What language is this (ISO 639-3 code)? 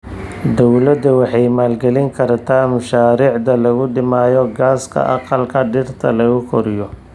som